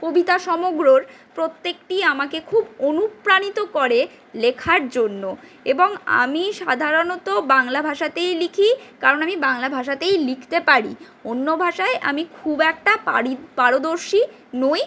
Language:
Bangla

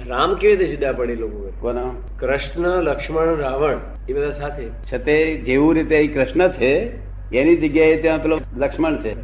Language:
Gujarati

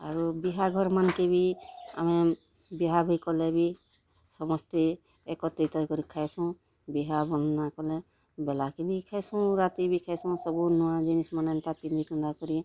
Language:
Odia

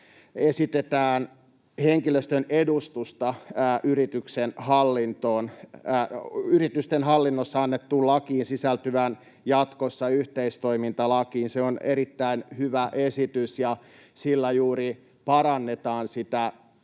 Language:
Finnish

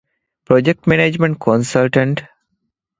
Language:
Divehi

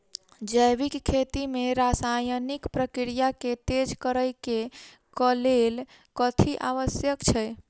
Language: Maithili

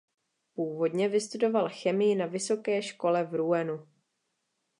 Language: Czech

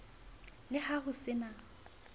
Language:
Southern Sotho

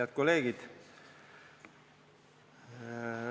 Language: Estonian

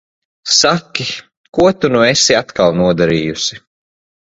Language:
Latvian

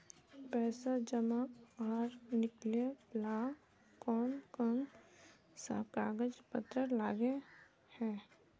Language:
Magahi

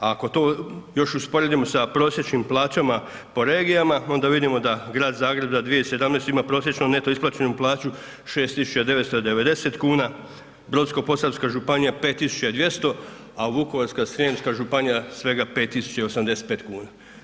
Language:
Croatian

